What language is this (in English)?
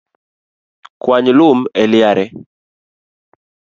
Luo (Kenya and Tanzania)